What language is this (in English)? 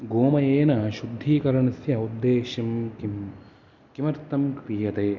Sanskrit